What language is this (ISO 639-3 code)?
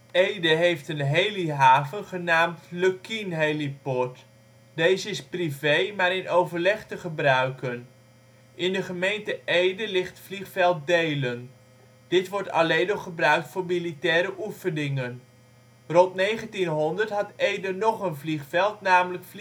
nld